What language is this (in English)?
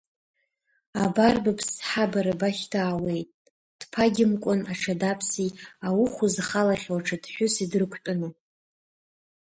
Abkhazian